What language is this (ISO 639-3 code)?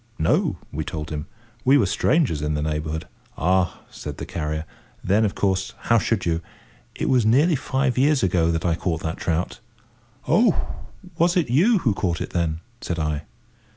eng